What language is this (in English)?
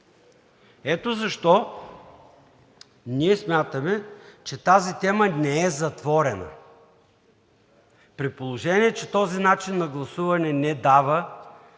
Bulgarian